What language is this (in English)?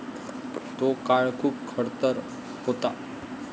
Marathi